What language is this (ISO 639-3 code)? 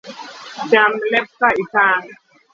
luo